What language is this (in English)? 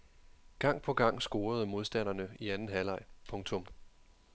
Danish